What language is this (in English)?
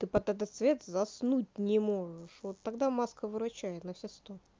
Russian